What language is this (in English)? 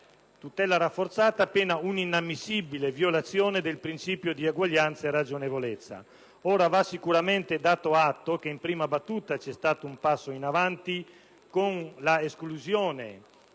Italian